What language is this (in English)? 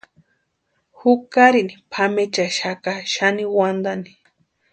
Western Highland Purepecha